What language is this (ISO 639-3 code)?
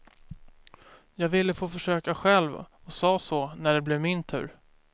swe